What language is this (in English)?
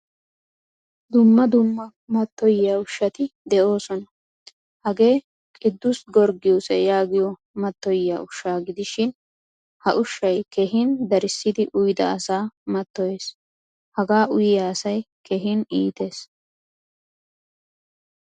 Wolaytta